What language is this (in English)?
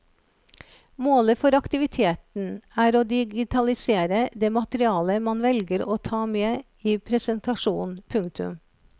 Norwegian